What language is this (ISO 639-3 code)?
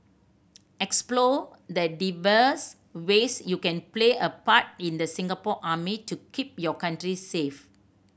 eng